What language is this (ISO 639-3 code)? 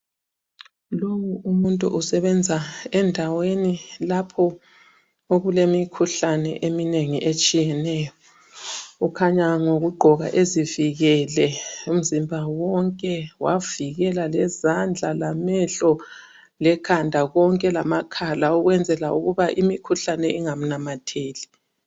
nde